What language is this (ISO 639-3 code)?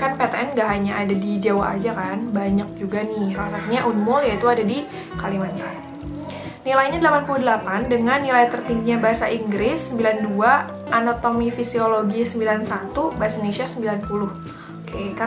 ind